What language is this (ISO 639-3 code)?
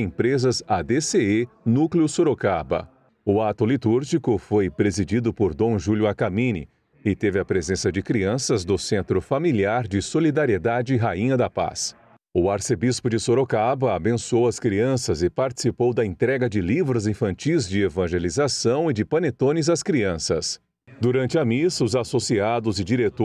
por